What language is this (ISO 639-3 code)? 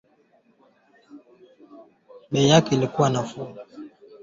swa